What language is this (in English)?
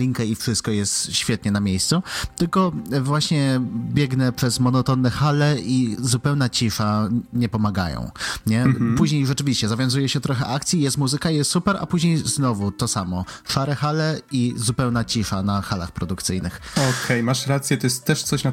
Polish